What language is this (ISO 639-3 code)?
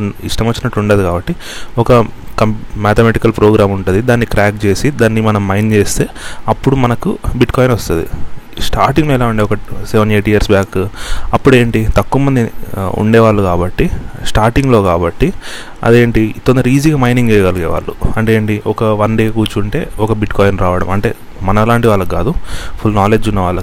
tel